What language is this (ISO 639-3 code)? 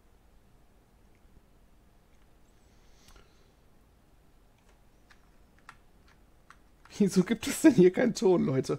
deu